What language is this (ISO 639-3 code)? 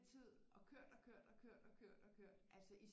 dan